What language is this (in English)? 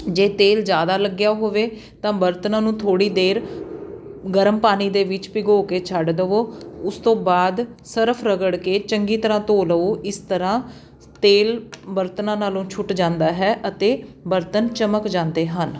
Punjabi